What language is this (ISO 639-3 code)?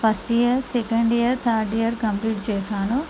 tel